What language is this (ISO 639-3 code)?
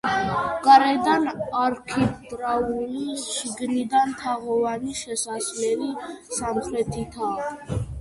kat